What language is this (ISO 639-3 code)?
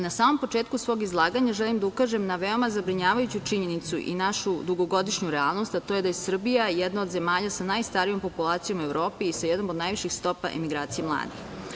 srp